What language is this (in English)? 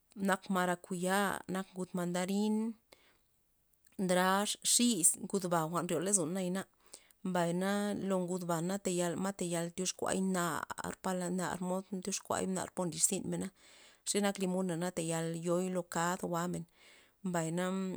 Loxicha Zapotec